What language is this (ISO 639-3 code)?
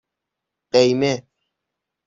fas